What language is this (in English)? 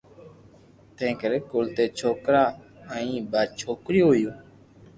Loarki